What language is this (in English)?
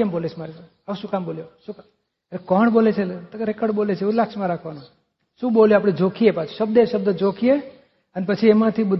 Gujarati